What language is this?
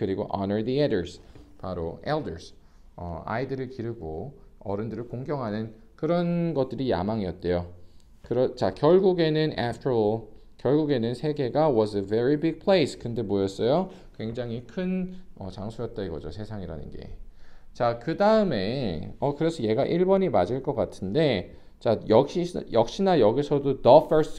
Korean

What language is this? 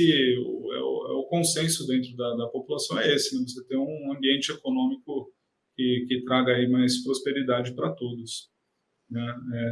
Portuguese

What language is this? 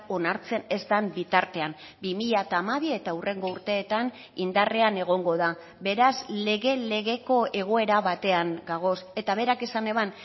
Basque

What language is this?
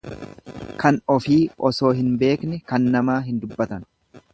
Oromo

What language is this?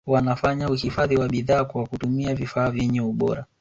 Swahili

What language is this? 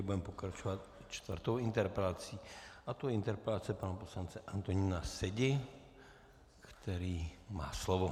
Czech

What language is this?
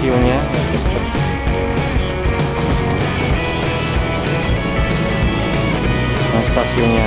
Indonesian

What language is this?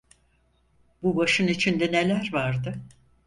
Turkish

